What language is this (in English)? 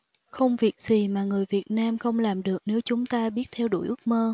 Vietnamese